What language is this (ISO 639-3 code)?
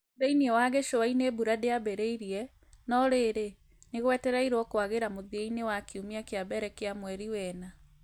kik